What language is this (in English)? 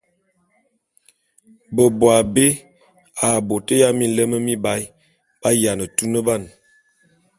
Bulu